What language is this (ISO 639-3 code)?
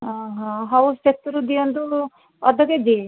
ori